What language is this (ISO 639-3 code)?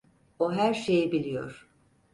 tur